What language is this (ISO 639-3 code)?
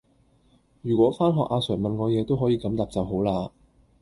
yue